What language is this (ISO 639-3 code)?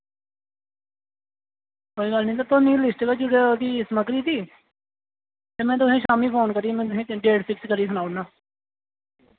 doi